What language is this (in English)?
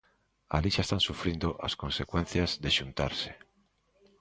Galician